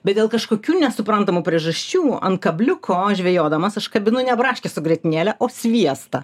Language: Lithuanian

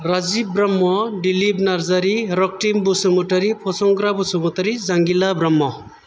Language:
Bodo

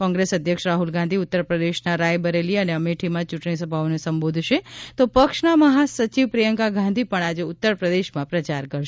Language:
Gujarati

